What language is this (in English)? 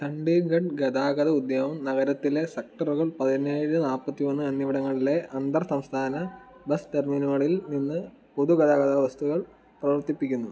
Malayalam